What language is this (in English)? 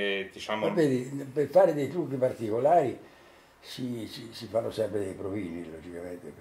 Italian